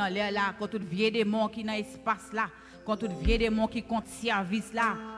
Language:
French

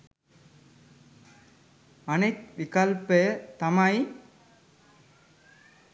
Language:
Sinhala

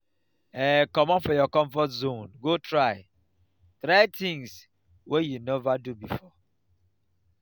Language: Nigerian Pidgin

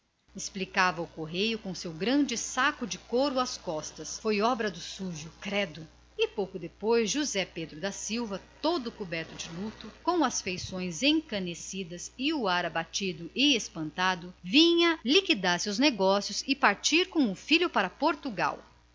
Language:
Portuguese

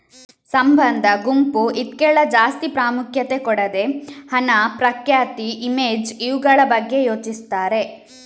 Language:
Kannada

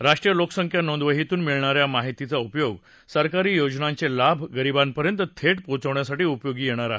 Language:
Marathi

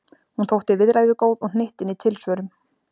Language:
Icelandic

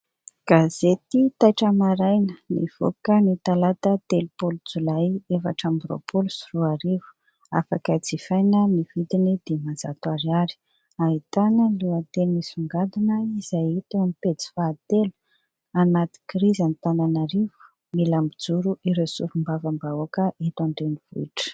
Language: Malagasy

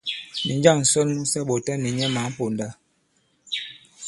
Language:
Bankon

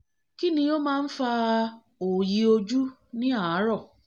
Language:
Yoruba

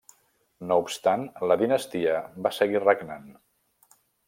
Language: Catalan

